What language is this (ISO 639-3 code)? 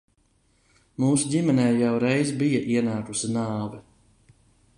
lav